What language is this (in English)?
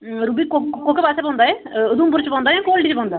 Dogri